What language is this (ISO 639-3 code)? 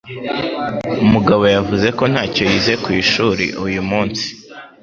kin